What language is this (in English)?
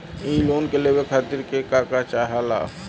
Bhojpuri